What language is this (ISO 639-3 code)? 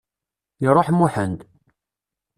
kab